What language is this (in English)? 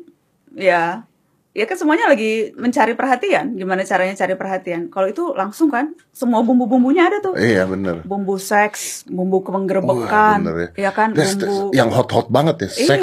Indonesian